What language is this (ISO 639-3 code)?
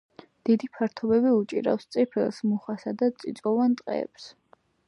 kat